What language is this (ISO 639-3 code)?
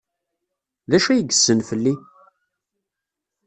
kab